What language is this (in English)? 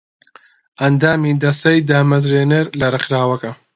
Central Kurdish